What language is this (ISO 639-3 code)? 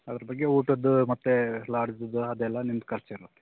kan